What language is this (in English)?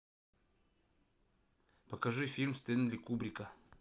Russian